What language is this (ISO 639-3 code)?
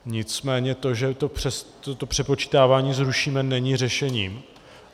ces